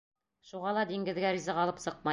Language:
Bashkir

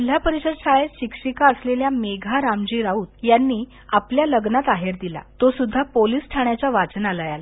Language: Marathi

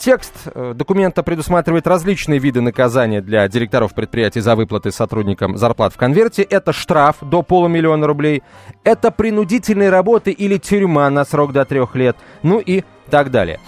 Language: Russian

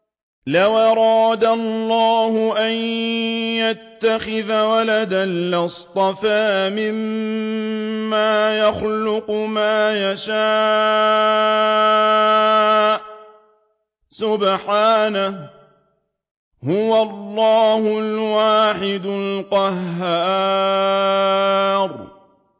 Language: Arabic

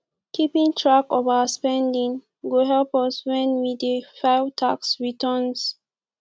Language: Nigerian Pidgin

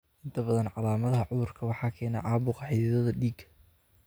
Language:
Somali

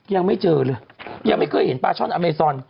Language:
Thai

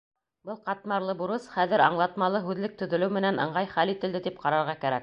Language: Bashkir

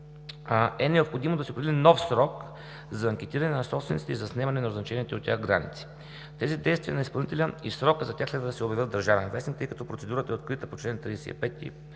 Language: Bulgarian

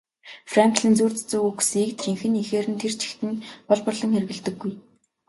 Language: Mongolian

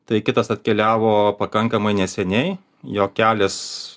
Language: Lithuanian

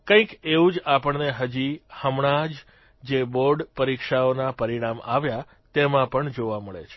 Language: Gujarati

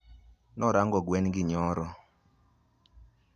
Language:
Luo (Kenya and Tanzania)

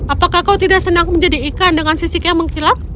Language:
Indonesian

